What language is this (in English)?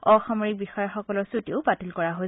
Assamese